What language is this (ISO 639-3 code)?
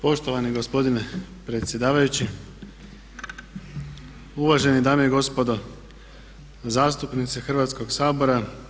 hrv